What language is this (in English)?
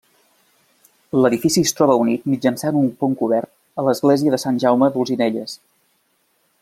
Catalan